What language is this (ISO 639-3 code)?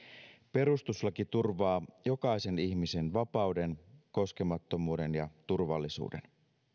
fin